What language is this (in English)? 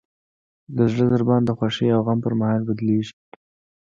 Pashto